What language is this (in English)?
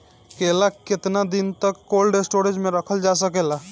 Bhojpuri